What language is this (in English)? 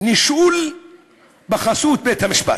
Hebrew